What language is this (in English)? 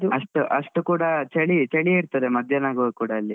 Kannada